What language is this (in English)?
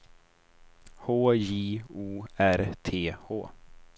Swedish